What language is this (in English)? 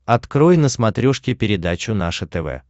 Russian